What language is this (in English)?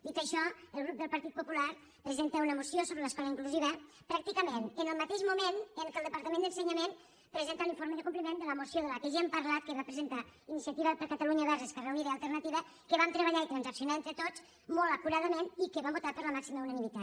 Catalan